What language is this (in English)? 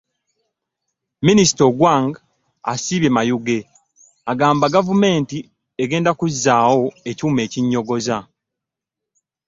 Ganda